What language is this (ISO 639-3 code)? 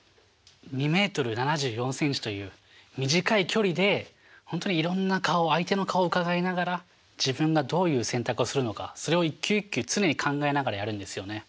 jpn